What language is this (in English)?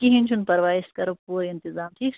Kashmiri